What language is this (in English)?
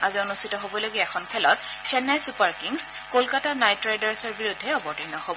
Assamese